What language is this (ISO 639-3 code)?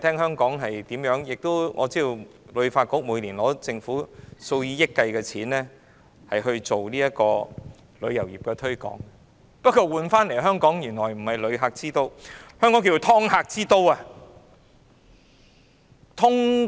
yue